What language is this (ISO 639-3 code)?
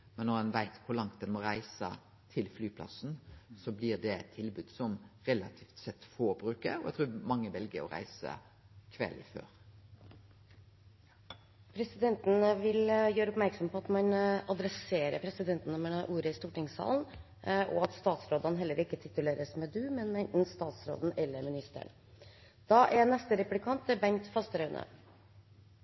nor